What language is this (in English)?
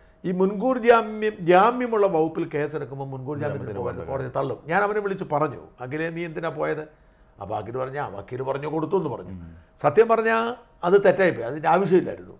Malayalam